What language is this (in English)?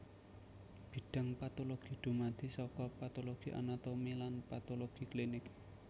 Javanese